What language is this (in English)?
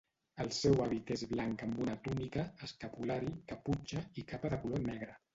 Catalan